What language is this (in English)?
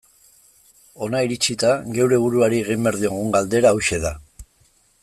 Basque